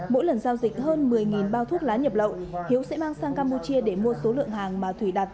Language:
Vietnamese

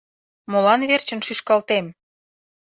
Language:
Mari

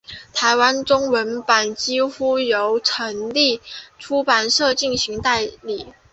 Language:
Chinese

